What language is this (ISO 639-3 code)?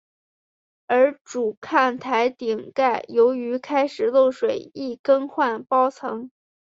zho